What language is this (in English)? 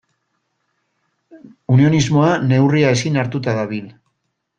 Basque